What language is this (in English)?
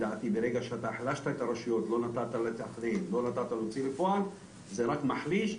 Hebrew